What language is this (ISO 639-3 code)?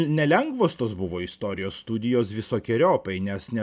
lit